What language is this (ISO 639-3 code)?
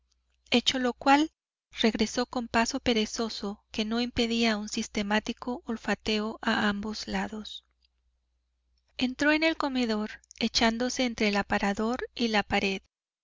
spa